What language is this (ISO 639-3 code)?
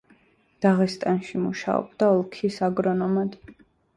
kat